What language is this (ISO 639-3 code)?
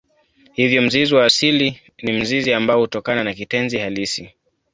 swa